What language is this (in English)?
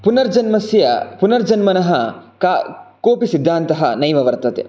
Sanskrit